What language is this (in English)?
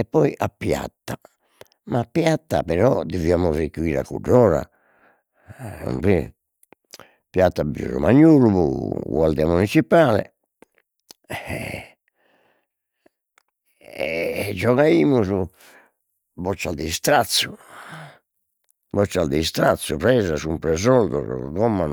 Sardinian